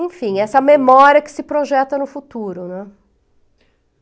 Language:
Portuguese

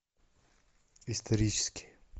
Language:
Russian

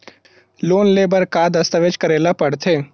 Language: Chhattisgarhi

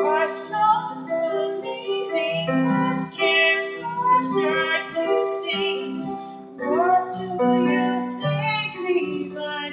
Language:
English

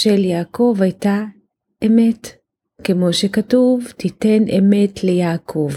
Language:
Hebrew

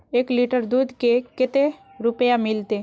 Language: Magahi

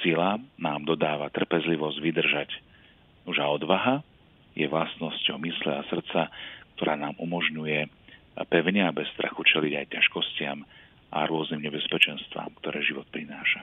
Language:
Slovak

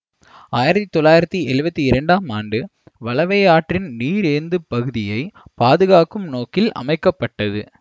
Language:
Tamil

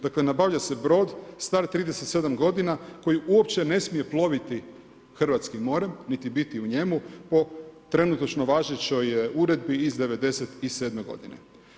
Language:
Croatian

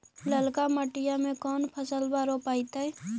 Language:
Magahi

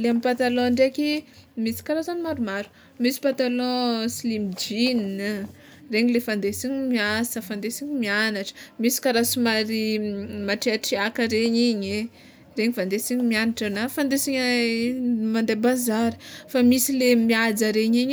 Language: Tsimihety Malagasy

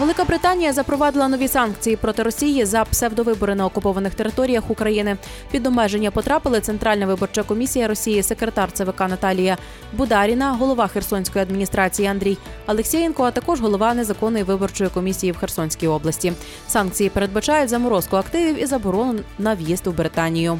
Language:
Ukrainian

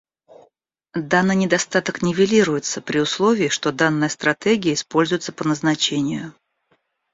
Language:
Russian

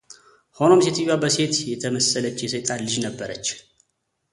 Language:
Amharic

